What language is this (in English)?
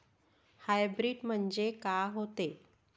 Marathi